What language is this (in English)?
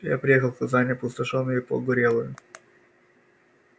Russian